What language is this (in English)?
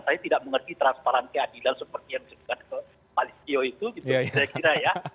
Indonesian